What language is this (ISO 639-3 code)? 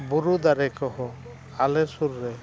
sat